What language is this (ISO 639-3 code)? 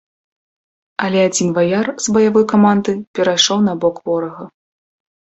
bel